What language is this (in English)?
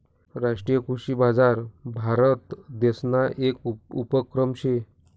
Marathi